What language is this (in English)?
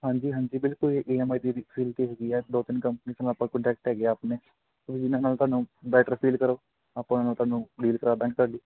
Punjabi